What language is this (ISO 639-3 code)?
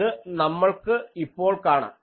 mal